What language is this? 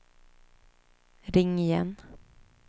Swedish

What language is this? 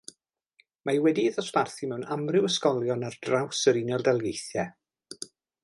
Welsh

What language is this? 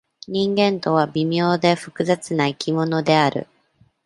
Japanese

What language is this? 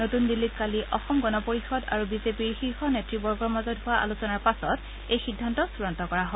Assamese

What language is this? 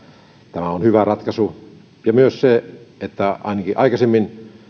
Finnish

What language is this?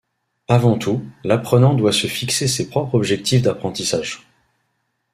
French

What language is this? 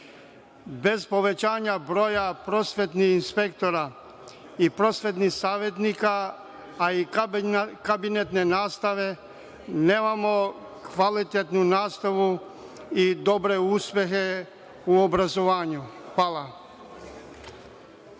Serbian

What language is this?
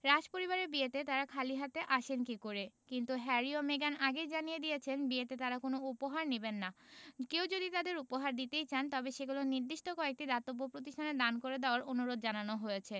Bangla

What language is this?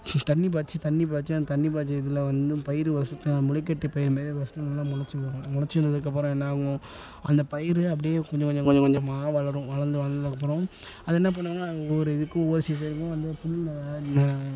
Tamil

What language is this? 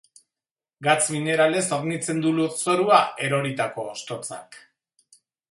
Basque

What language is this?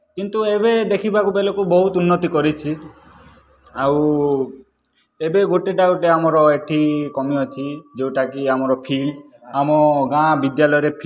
Odia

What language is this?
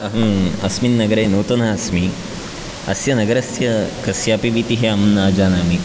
Sanskrit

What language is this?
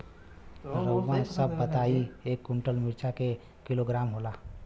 Bhojpuri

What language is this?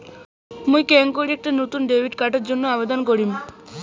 Bangla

